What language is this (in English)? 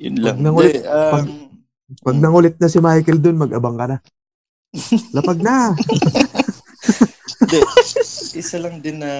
Filipino